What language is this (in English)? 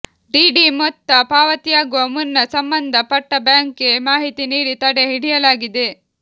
Kannada